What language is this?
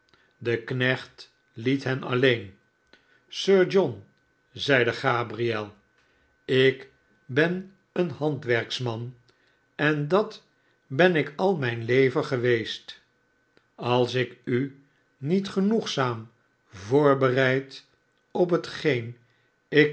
Dutch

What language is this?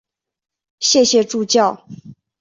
Chinese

